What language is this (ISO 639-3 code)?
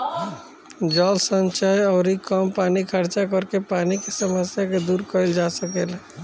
bho